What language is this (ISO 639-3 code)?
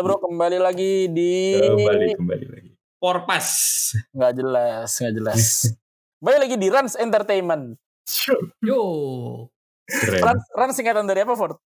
ind